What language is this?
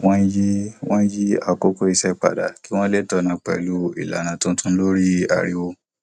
Yoruba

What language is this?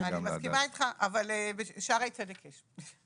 Hebrew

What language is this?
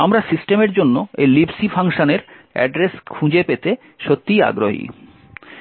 Bangla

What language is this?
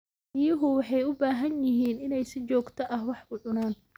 Somali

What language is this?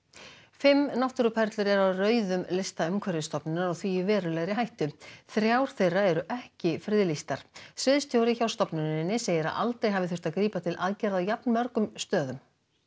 Icelandic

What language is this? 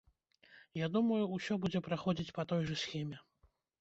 Belarusian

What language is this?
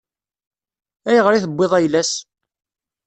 Kabyle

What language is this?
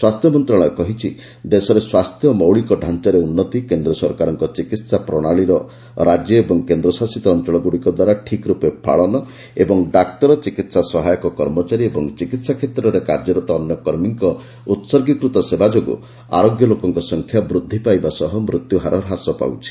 Odia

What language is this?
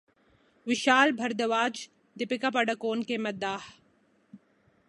Urdu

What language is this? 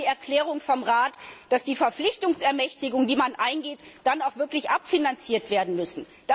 German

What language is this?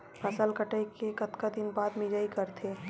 Chhattisgarhi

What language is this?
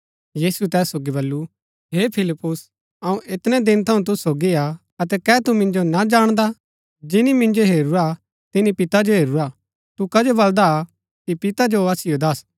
Gaddi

